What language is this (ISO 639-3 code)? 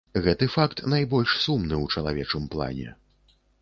bel